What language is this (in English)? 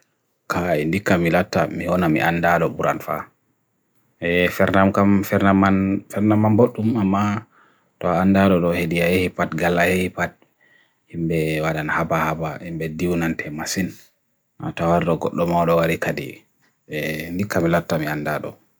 Bagirmi Fulfulde